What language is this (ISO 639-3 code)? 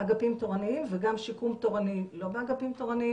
heb